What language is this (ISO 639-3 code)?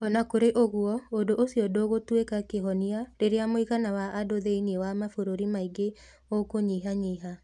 kik